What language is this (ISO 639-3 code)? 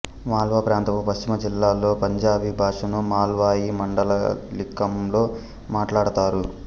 tel